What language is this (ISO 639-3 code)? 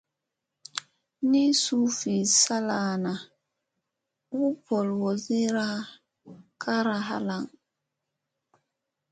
mse